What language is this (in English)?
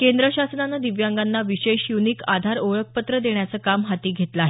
Marathi